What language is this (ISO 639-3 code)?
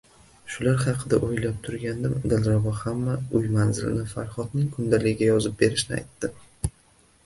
uzb